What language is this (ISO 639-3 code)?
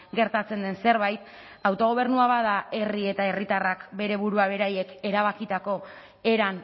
eus